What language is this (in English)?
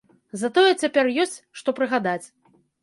Belarusian